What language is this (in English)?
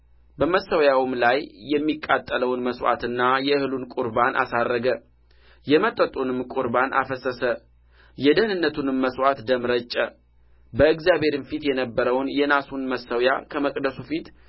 Amharic